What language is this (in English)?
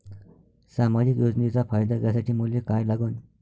Marathi